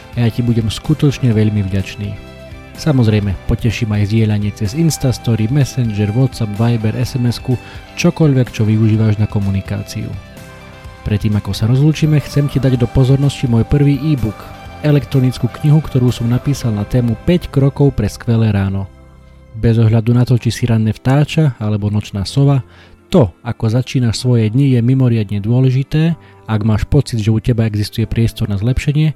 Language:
Slovak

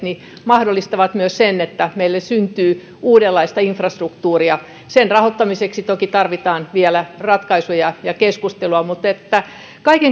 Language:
Finnish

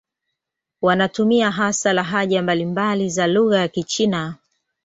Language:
Swahili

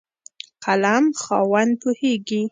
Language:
Pashto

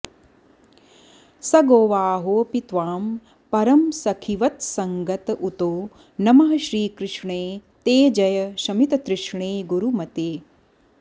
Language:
Sanskrit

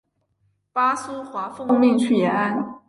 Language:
Chinese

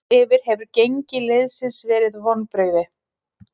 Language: Icelandic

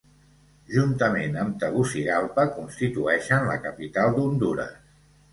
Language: Catalan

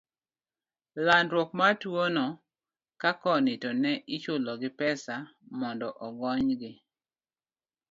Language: Luo (Kenya and Tanzania)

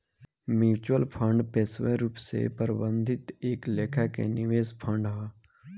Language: Bhojpuri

